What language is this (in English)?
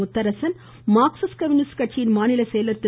Tamil